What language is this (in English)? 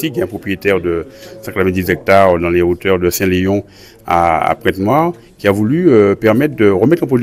French